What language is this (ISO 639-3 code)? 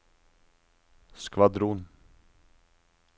nor